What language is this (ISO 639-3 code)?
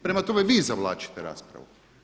hrv